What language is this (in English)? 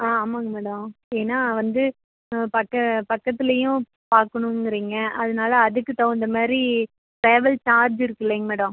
Tamil